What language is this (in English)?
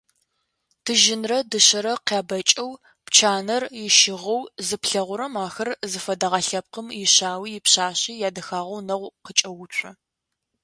Adyghe